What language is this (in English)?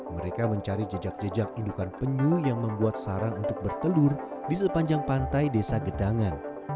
Indonesian